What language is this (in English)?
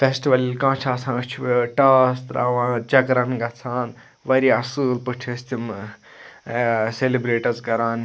Kashmiri